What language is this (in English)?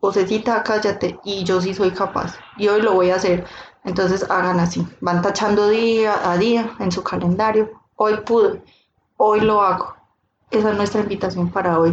Spanish